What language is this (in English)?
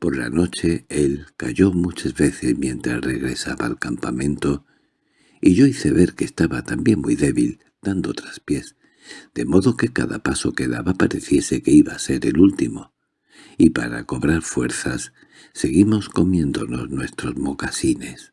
Spanish